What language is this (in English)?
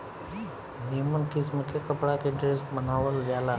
Bhojpuri